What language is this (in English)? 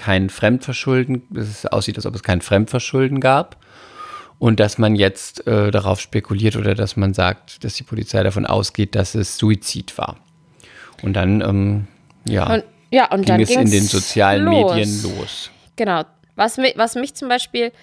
German